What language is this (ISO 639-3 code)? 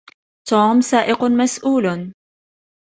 ara